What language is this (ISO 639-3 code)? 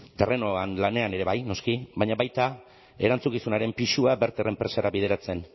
eus